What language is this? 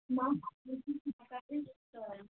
Kashmiri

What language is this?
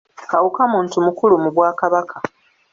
Ganda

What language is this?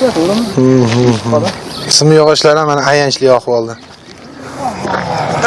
Turkish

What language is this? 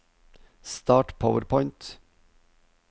Norwegian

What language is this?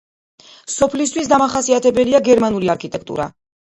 Georgian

